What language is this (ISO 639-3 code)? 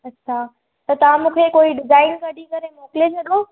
snd